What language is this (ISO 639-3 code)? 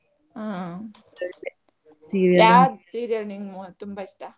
kan